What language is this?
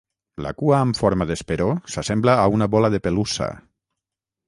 Catalan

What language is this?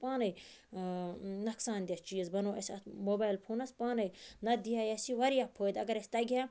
Kashmiri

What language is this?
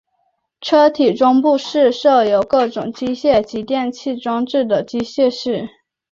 Chinese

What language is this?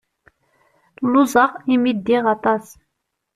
Kabyle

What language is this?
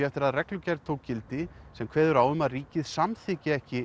Icelandic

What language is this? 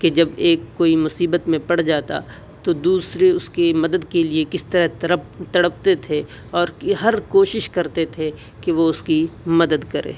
Urdu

